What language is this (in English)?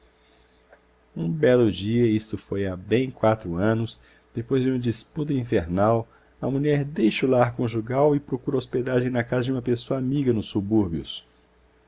Portuguese